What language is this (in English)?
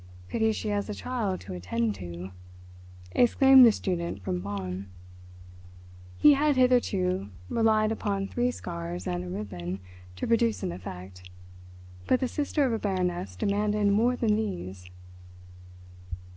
English